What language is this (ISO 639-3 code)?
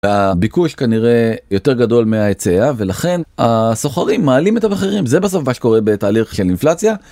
heb